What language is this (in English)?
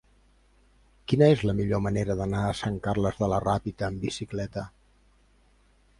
Catalan